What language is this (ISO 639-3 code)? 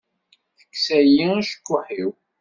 kab